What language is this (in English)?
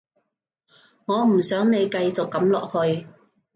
Cantonese